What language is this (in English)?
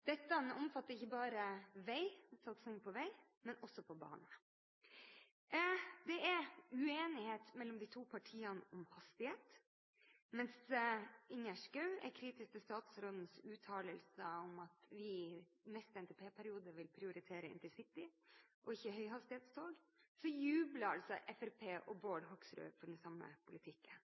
Norwegian Bokmål